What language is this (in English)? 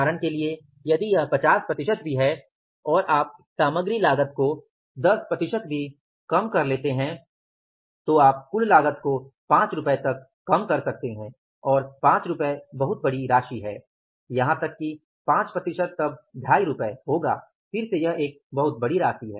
Hindi